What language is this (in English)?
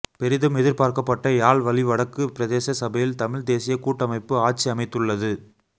Tamil